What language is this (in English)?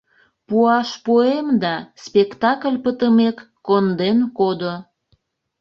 Mari